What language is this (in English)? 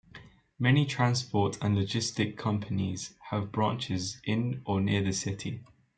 English